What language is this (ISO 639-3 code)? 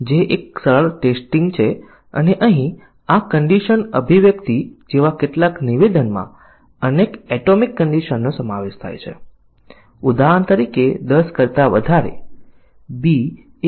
guj